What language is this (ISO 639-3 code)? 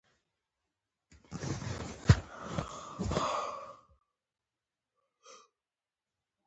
pus